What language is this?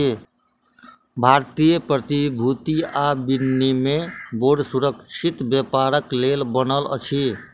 Maithili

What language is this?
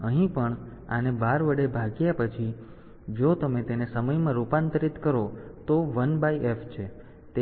Gujarati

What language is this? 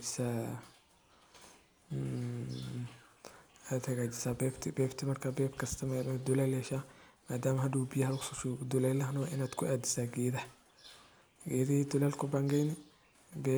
Somali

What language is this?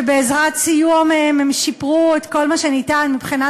Hebrew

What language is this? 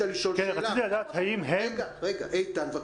Hebrew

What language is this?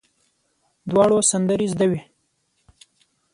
Pashto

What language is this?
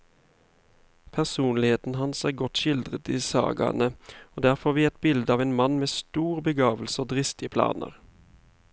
Norwegian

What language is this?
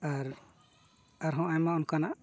Santali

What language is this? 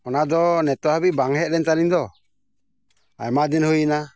Santali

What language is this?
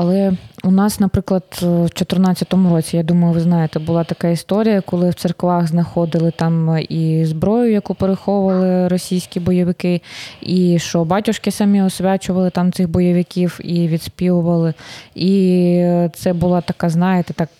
Ukrainian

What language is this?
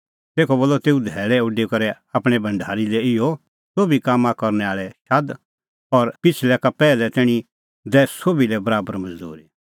Kullu Pahari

